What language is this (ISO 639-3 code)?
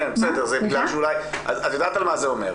heb